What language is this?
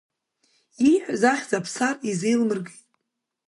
Abkhazian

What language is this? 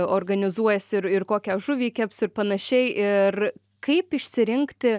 Lithuanian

